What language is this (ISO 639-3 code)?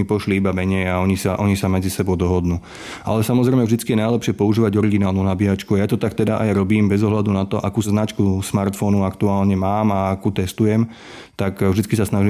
slk